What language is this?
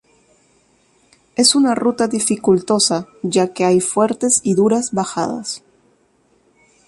Spanish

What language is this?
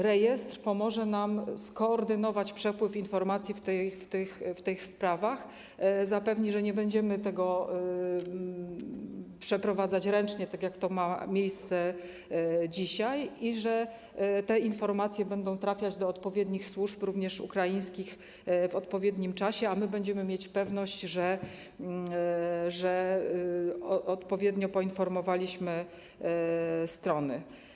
Polish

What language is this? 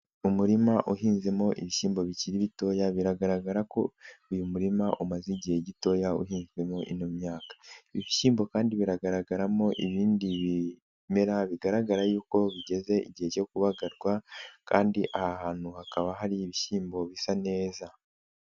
Kinyarwanda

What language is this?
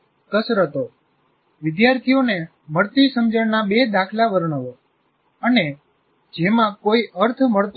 Gujarati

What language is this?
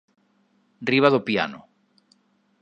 Galician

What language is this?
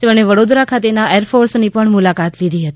Gujarati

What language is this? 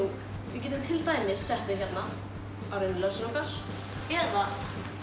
Icelandic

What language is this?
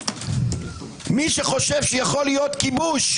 Hebrew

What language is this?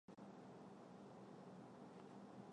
Chinese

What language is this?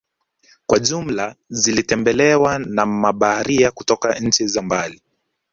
Swahili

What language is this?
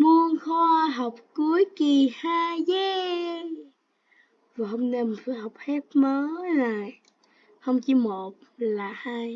Vietnamese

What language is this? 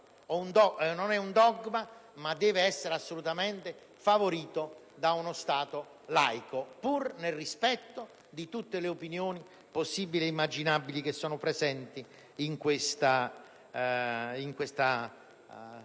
Italian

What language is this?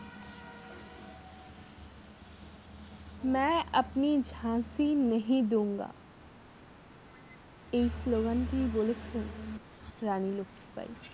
Bangla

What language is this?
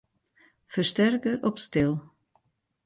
Western Frisian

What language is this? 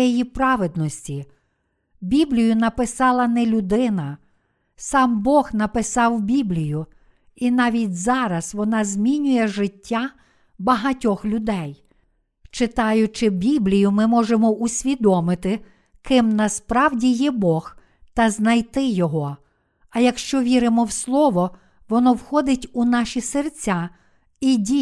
Ukrainian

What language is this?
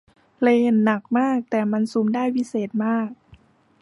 Thai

